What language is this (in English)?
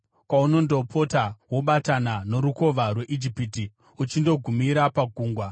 Shona